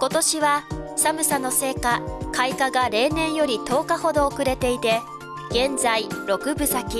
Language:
Japanese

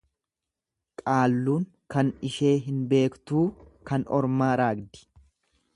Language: Oromo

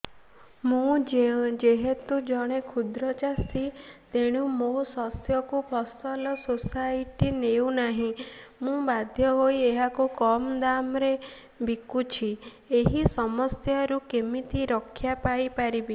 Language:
Odia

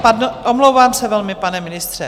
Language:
Czech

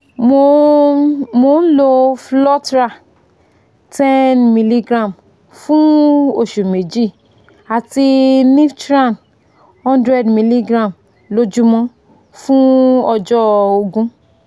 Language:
Yoruba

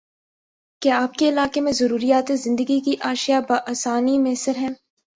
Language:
Urdu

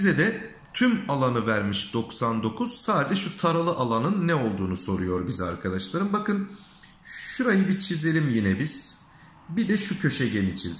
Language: Turkish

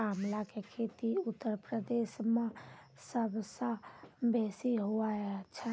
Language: Maithili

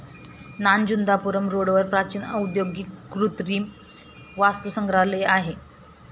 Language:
Marathi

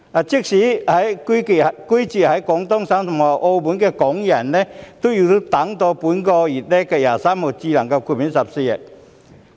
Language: Cantonese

